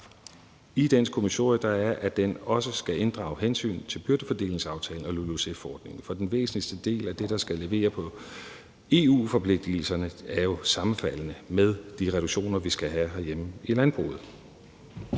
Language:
Danish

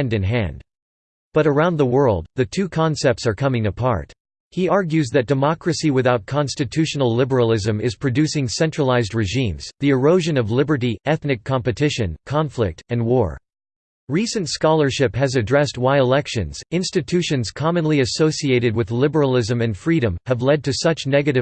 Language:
English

